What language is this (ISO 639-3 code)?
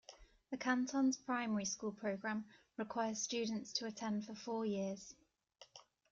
eng